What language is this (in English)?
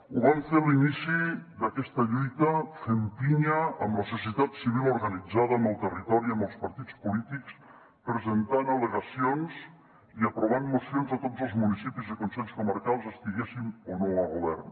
Catalan